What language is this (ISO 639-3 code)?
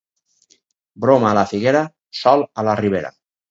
cat